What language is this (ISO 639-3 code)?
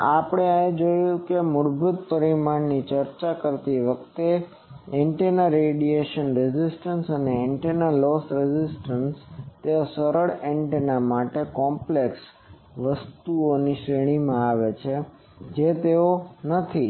guj